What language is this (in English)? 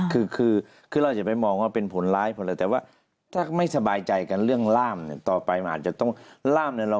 Thai